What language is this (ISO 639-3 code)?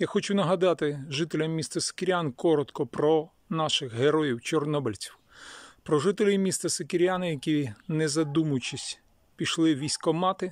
ukr